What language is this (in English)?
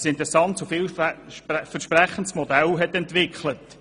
Swiss German